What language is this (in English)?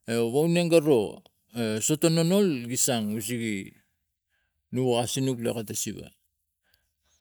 Tigak